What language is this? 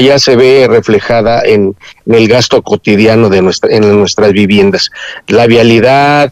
Spanish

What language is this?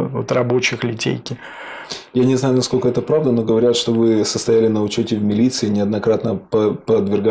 Russian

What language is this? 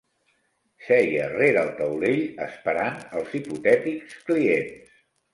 Catalan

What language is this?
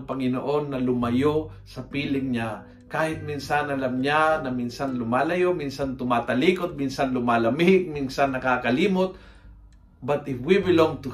Filipino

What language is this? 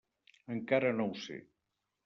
Catalan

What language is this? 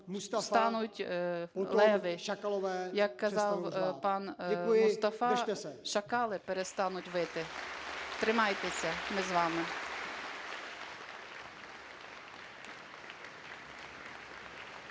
Ukrainian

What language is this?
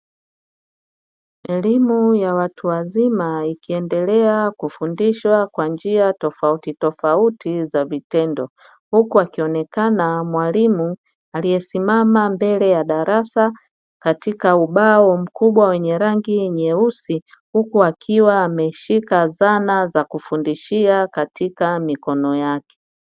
Swahili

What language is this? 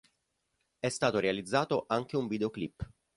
Italian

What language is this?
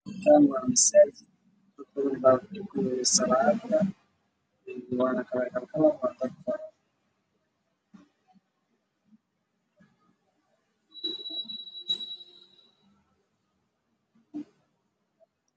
Somali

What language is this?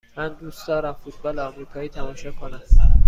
Persian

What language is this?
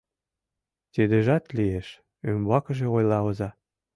Mari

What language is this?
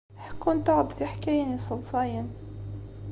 Kabyle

